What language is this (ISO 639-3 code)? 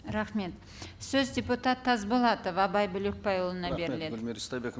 kaz